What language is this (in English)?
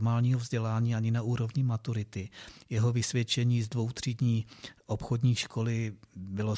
Czech